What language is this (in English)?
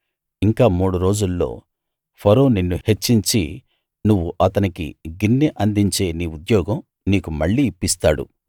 Telugu